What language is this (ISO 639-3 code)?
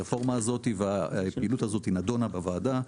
heb